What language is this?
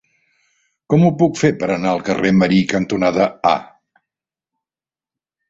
Catalan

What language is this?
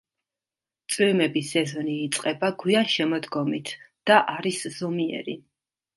Georgian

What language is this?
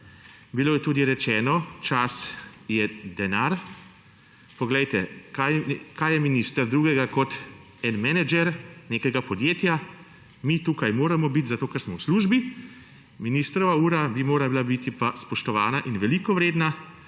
Slovenian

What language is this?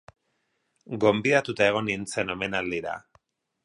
Basque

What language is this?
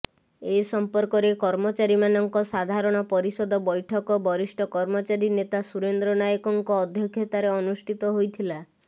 Odia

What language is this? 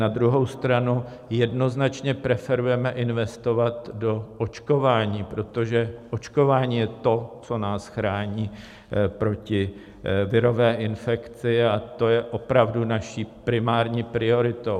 Czech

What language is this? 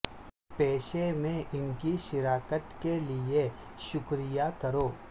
Urdu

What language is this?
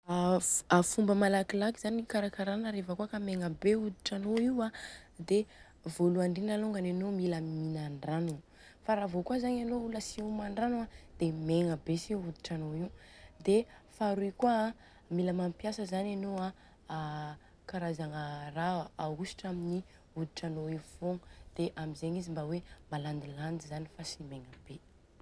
Southern Betsimisaraka Malagasy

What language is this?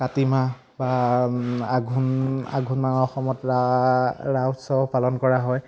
Assamese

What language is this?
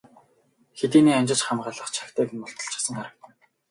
Mongolian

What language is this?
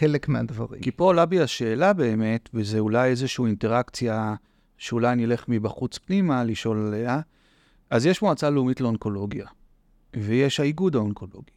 Hebrew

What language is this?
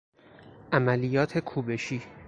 Persian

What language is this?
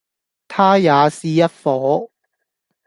Cantonese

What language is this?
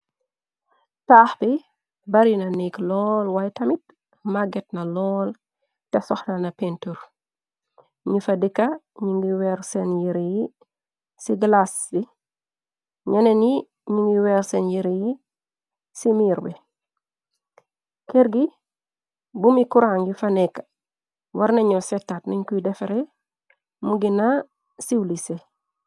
Wolof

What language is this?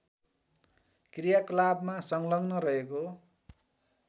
Nepali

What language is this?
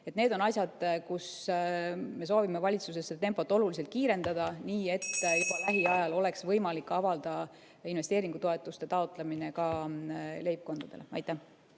Estonian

